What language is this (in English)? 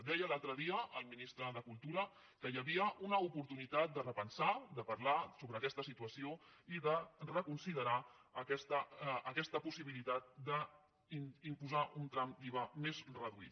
Catalan